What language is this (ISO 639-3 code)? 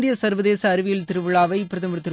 tam